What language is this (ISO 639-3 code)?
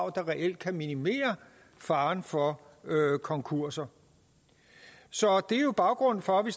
dan